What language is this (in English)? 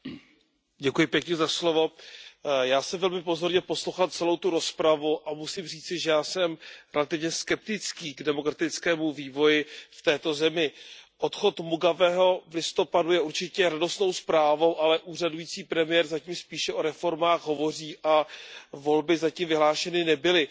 Czech